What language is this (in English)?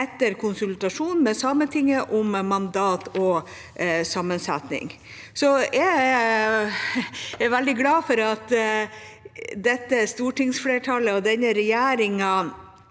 Norwegian